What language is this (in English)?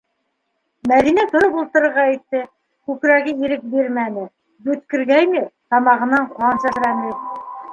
Bashkir